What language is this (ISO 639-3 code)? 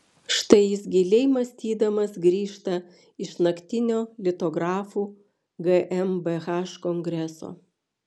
lit